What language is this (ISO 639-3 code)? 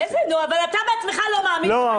heb